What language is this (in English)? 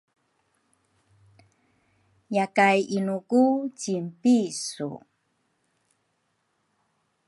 Rukai